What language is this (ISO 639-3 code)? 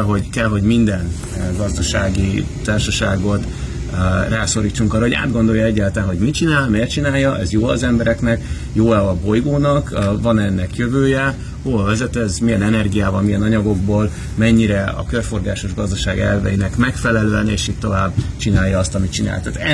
hun